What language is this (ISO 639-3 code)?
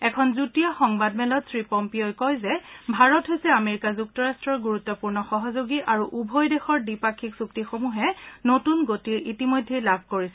asm